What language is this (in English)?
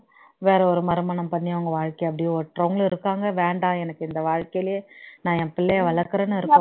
Tamil